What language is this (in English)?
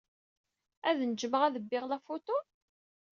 Kabyle